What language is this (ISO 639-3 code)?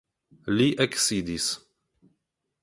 epo